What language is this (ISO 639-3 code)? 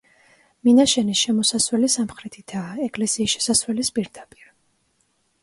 kat